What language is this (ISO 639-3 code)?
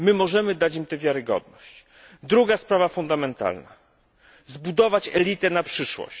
pol